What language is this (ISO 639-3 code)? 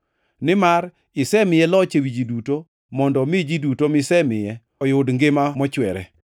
luo